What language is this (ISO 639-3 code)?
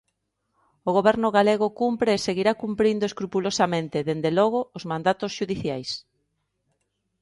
glg